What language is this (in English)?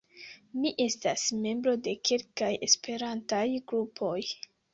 Esperanto